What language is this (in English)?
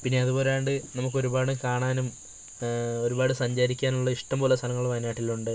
Malayalam